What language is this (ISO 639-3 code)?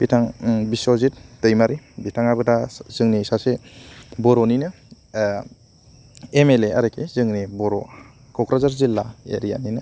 brx